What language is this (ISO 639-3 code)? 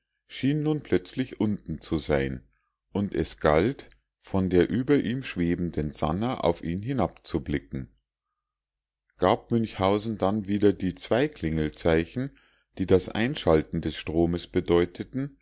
deu